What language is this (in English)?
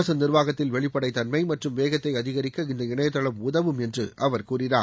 Tamil